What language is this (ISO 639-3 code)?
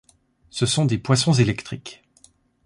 fra